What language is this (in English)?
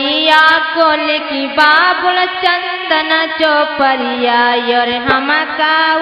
Hindi